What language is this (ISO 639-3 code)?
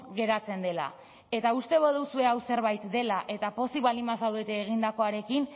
eus